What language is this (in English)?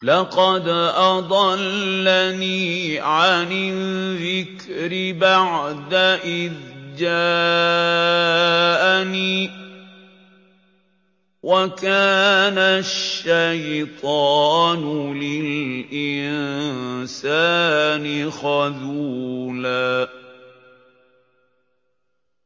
Arabic